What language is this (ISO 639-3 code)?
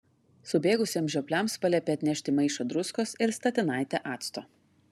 lit